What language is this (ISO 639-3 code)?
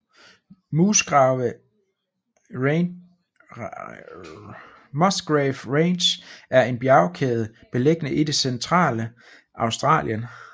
dan